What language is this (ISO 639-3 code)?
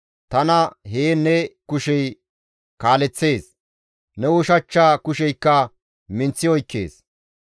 gmv